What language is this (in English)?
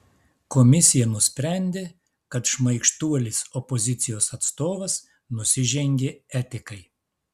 Lithuanian